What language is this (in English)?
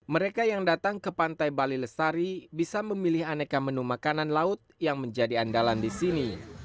Indonesian